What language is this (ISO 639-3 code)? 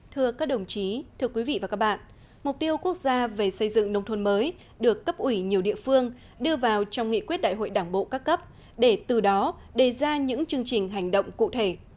vie